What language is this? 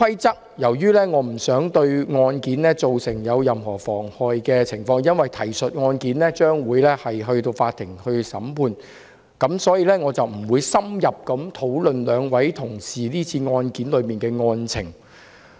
Cantonese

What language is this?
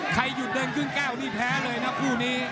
Thai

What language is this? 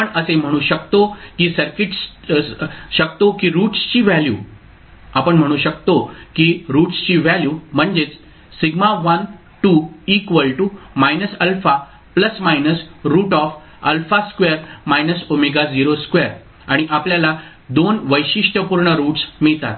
Marathi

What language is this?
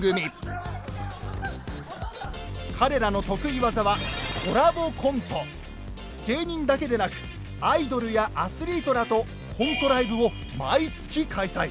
Japanese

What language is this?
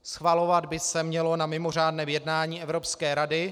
Czech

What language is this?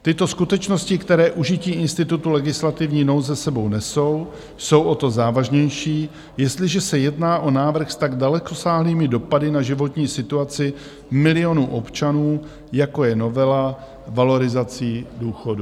Czech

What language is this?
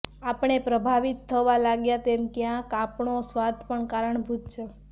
Gujarati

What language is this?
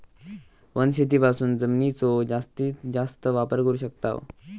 Marathi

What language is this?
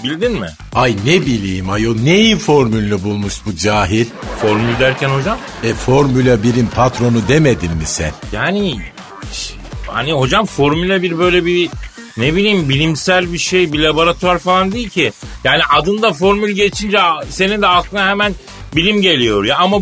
Turkish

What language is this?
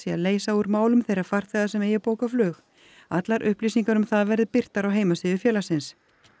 Icelandic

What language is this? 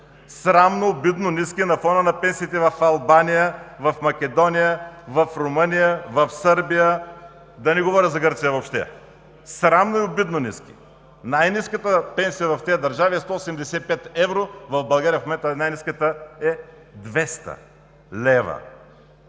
Bulgarian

